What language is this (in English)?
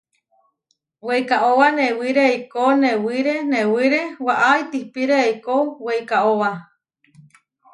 Huarijio